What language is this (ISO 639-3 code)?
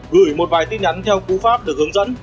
vie